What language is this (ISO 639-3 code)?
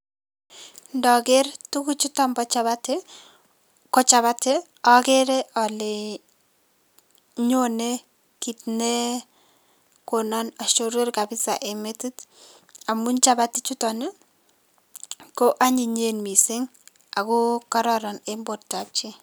kln